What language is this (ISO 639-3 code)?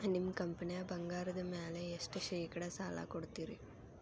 kan